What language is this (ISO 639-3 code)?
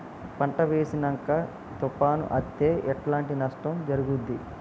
tel